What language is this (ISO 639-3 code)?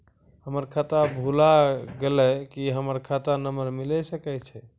mai